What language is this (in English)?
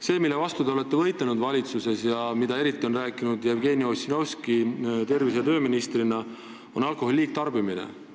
Estonian